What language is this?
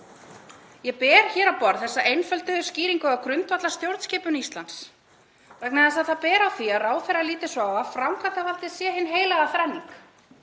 Icelandic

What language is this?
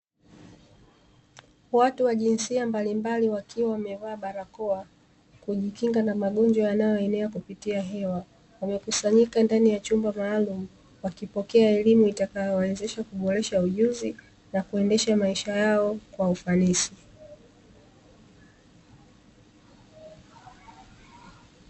Swahili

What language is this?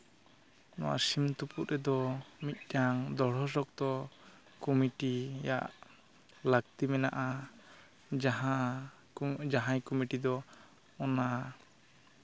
Santali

